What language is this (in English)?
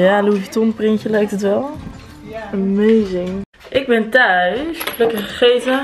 Dutch